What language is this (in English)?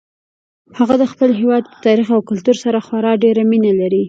Pashto